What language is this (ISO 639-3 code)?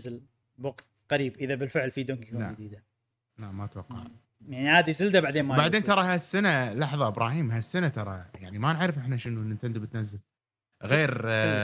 ara